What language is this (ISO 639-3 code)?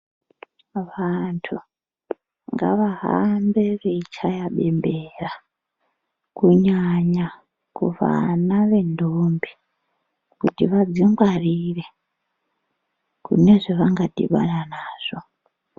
ndc